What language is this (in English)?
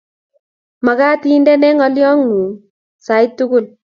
Kalenjin